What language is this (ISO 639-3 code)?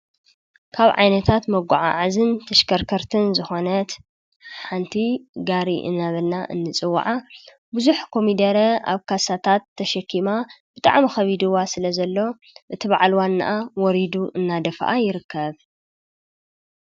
tir